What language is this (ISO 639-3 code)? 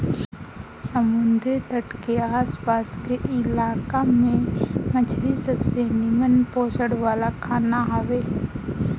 bho